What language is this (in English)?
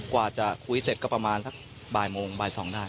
Thai